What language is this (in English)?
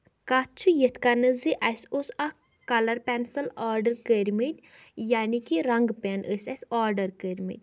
Kashmiri